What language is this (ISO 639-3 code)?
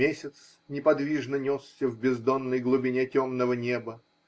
rus